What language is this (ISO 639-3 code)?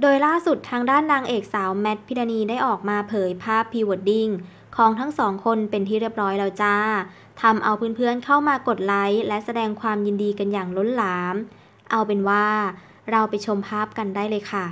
tha